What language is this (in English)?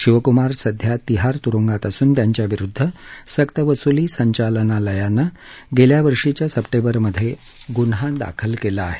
Marathi